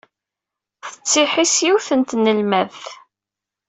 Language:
Kabyle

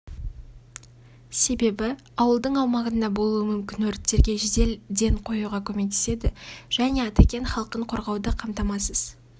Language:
Kazakh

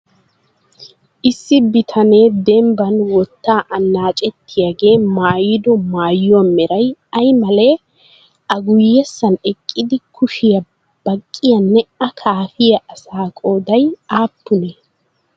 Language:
Wolaytta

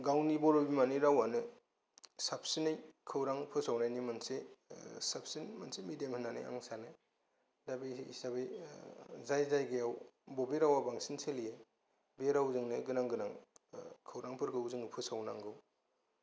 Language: Bodo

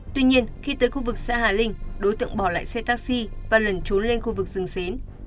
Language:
Vietnamese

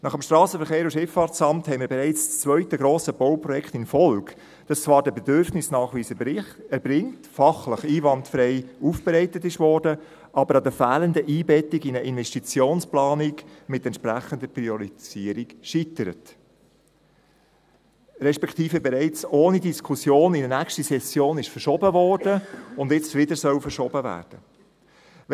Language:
Swiss German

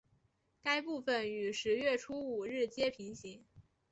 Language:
Chinese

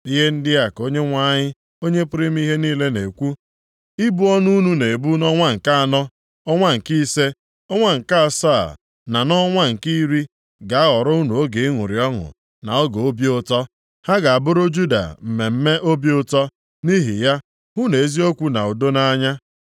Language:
Igbo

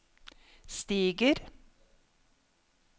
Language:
Norwegian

